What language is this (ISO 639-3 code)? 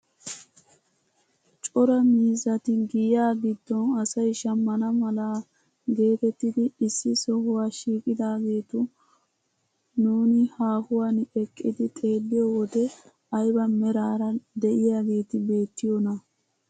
wal